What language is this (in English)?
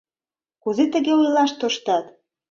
Mari